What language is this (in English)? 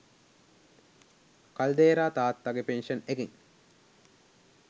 Sinhala